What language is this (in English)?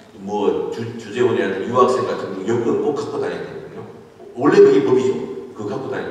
Korean